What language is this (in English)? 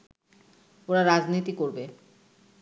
Bangla